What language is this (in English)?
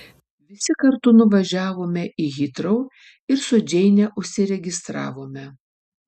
Lithuanian